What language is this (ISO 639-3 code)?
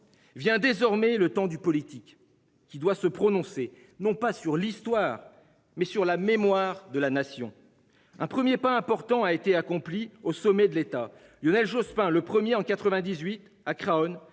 fra